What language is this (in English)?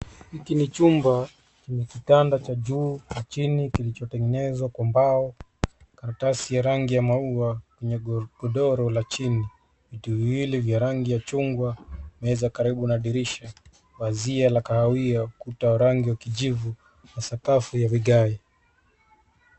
Swahili